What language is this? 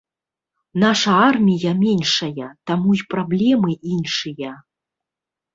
Belarusian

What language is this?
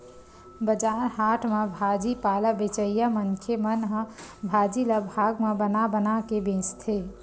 Chhattisgarhi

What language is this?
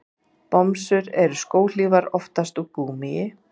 Icelandic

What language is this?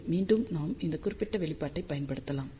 Tamil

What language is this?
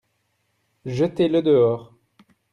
French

